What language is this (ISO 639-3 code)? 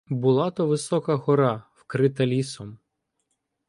ukr